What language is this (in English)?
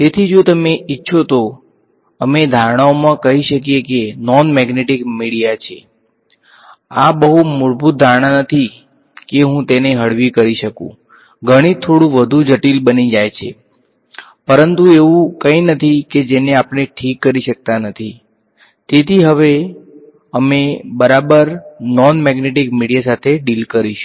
Gujarati